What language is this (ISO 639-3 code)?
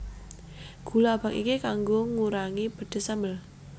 jav